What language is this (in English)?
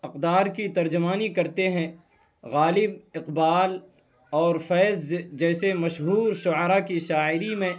Urdu